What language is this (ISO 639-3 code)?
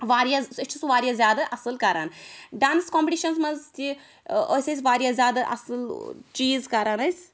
kas